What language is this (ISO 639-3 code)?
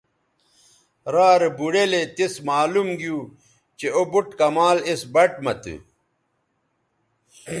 btv